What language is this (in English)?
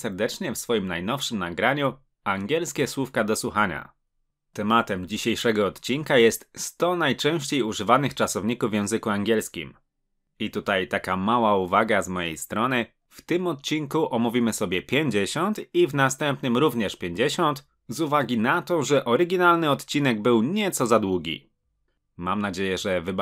Polish